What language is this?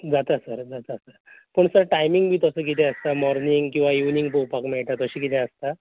Konkani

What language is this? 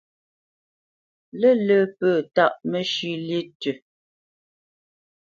Bamenyam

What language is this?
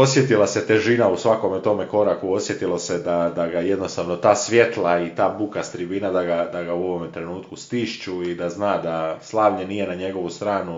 Croatian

